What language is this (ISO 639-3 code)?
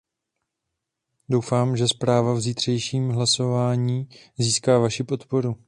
ces